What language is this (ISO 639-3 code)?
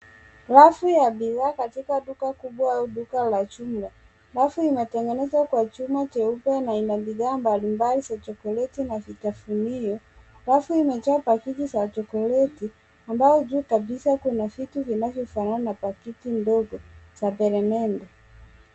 swa